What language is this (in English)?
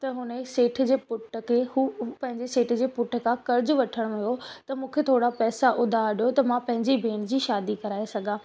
Sindhi